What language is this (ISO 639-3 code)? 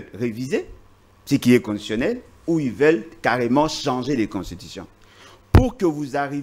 fra